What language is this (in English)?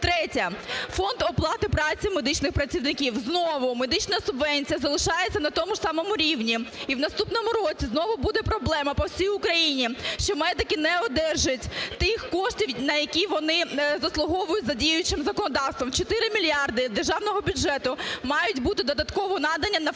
Ukrainian